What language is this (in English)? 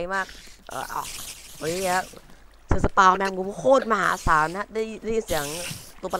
Thai